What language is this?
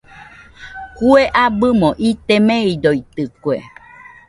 Nüpode Huitoto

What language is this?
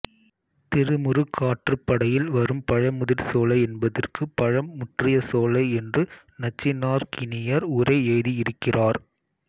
Tamil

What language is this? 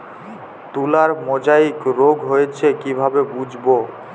Bangla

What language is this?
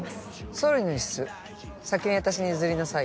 Japanese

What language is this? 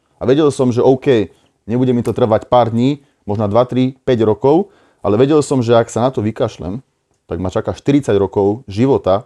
Slovak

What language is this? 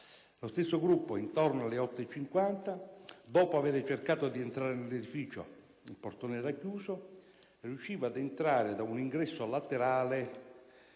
Italian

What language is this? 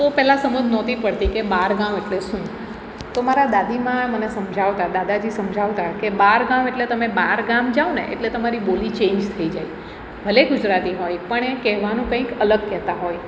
Gujarati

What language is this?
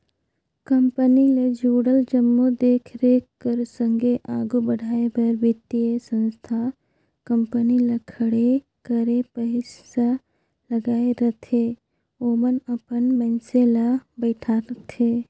Chhattisgarhi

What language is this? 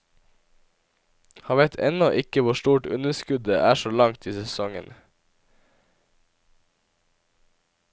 Norwegian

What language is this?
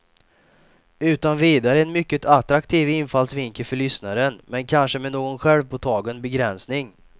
Swedish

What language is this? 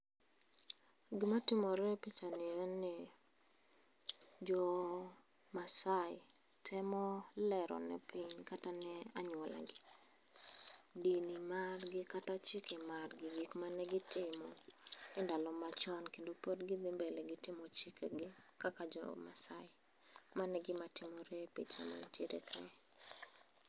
Luo (Kenya and Tanzania)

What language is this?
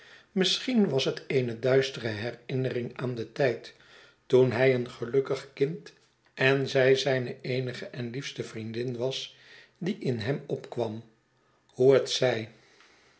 Dutch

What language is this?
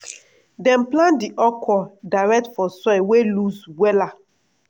Nigerian Pidgin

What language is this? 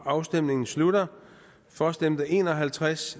Danish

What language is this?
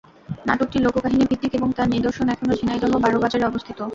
Bangla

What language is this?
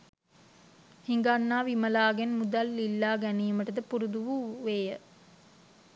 Sinhala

